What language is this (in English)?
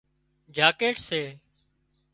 Wadiyara Koli